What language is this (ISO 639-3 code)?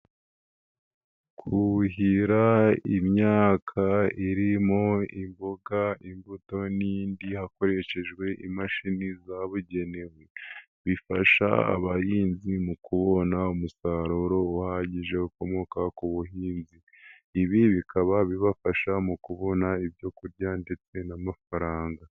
kin